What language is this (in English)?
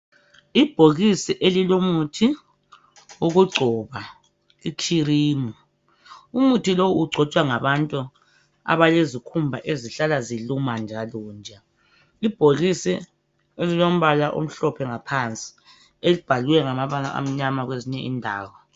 North Ndebele